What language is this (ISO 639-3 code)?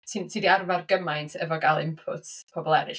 cym